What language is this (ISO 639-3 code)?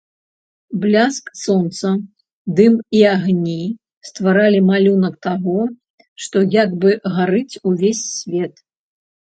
bel